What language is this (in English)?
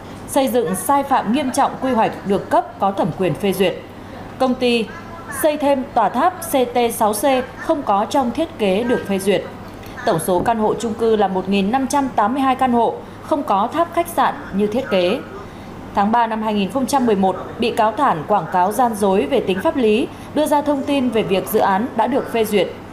Vietnamese